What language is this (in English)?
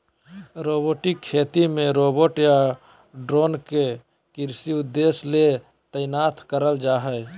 Magahi